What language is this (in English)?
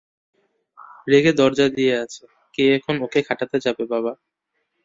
Bangla